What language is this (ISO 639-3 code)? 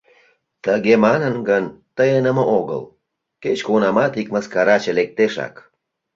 chm